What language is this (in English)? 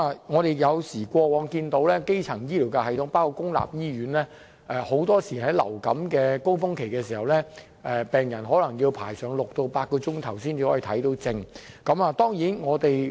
Cantonese